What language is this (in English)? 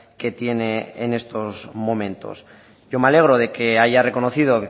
Spanish